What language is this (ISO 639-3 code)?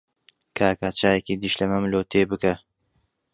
ckb